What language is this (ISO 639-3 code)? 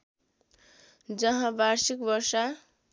nep